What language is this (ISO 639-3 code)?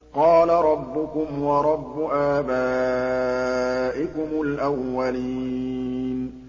ara